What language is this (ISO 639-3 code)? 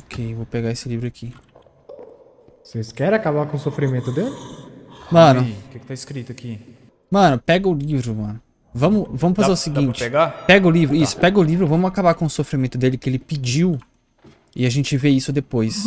por